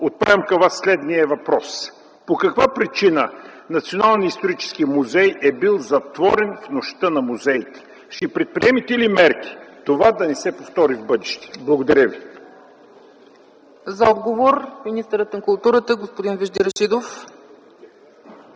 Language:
Bulgarian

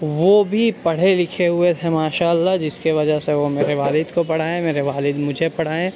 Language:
Urdu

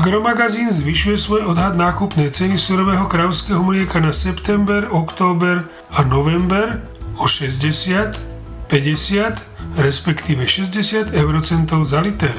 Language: Slovak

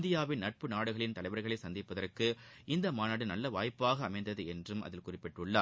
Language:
Tamil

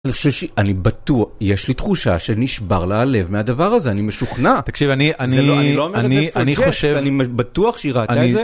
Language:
Hebrew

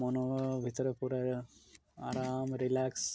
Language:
Odia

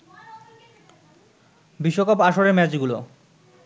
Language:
Bangla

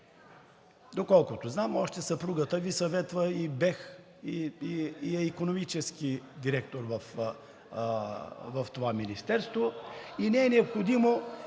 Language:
Bulgarian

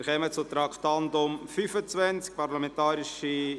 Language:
Swiss German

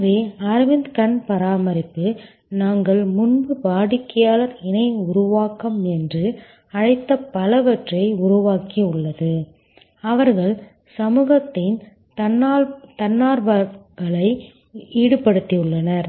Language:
Tamil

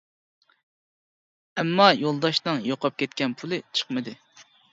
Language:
Uyghur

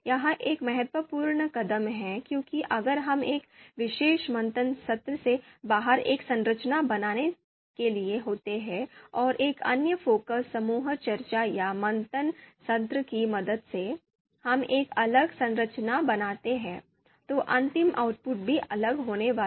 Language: Hindi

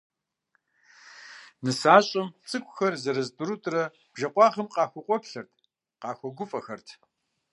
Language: Kabardian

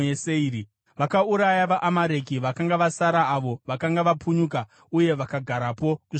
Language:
Shona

